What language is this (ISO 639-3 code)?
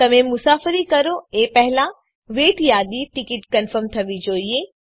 guj